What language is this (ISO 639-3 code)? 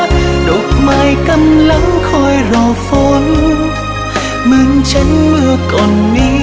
vie